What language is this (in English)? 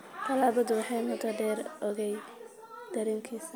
Somali